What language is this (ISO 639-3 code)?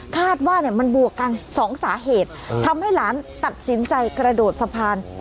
tha